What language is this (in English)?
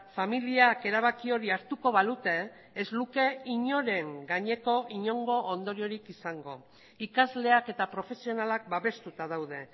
Basque